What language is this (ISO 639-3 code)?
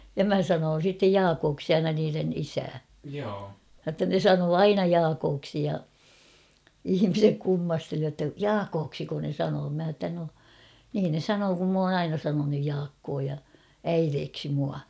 fin